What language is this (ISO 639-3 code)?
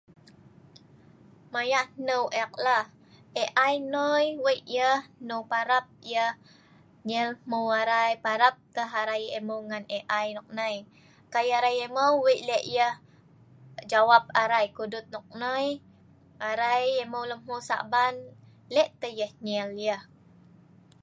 snv